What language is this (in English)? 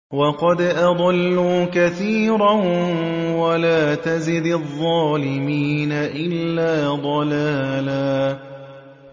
Arabic